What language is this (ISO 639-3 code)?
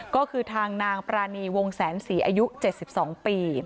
tha